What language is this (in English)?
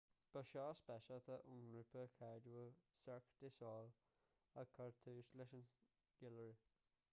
Irish